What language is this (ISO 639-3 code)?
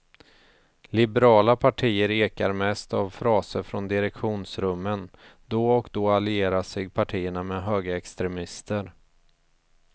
swe